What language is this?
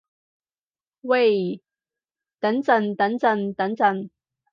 Cantonese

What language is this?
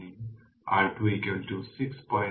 Bangla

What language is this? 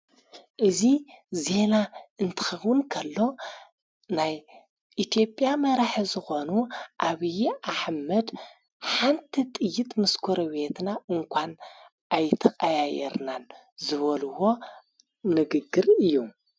Tigrinya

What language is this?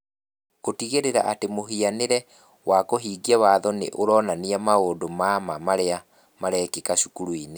Kikuyu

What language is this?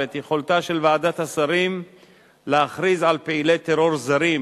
Hebrew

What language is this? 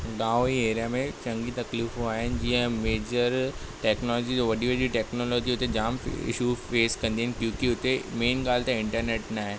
Sindhi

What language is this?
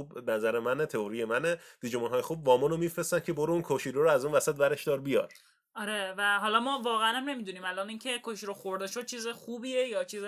Persian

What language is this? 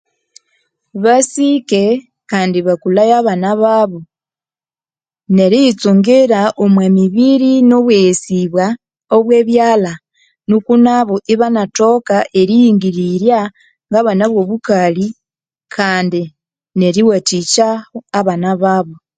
Konzo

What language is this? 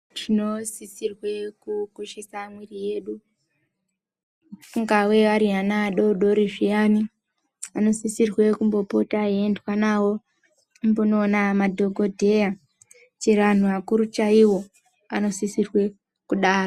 Ndau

